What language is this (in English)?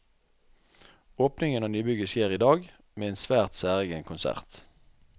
Norwegian